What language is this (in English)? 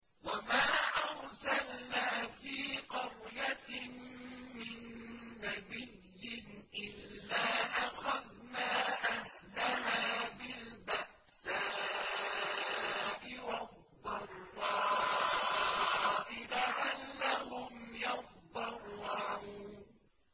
Arabic